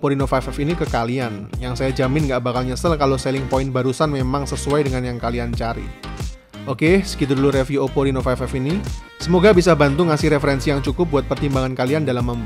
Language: Indonesian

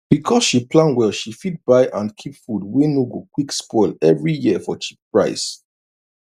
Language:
Nigerian Pidgin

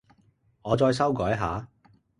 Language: Cantonese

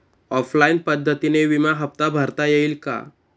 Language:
Marathi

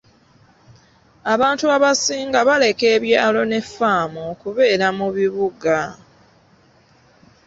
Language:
Ganda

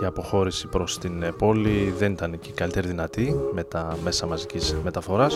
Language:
Greek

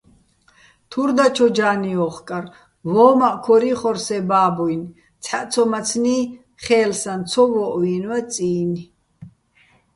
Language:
Bats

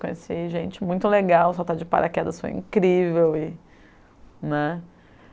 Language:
Portuguese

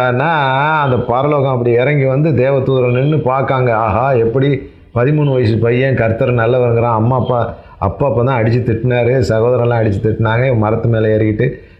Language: Tamil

